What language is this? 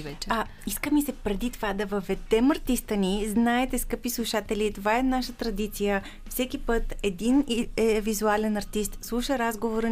Bulgarian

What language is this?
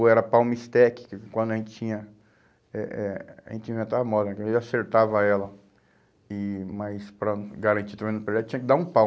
Portuguese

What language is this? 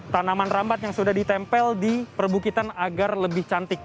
Indonesian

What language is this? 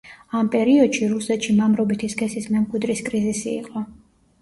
Georgian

